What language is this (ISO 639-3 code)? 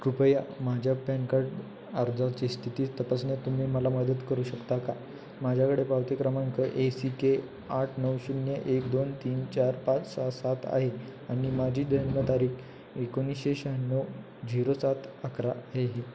mar